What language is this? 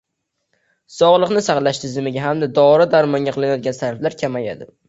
Uzbek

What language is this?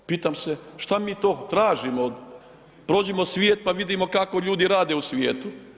Croatian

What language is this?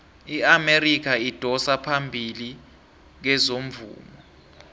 South Ndebele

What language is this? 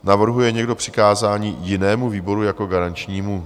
Czech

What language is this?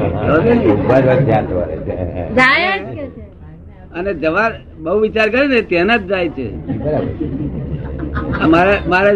Gujarati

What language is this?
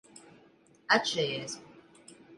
Latvian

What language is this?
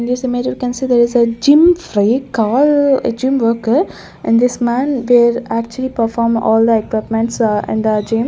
English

